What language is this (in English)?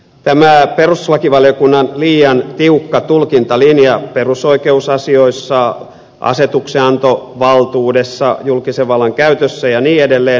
Finnish